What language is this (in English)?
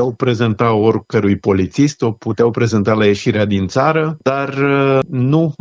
Romanian